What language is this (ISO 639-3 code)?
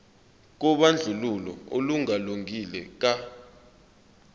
zul